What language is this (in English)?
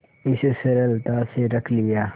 Hindi